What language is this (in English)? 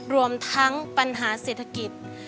Thai